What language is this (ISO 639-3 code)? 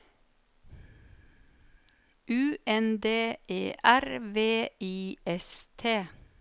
nor